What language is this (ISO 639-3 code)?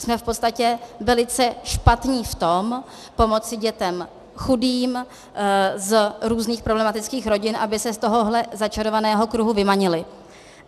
ces